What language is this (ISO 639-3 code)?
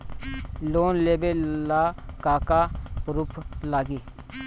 bho